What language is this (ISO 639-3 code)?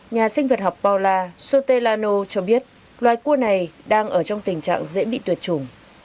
vie